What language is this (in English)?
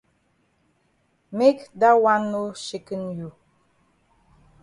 Cameroon Pidgin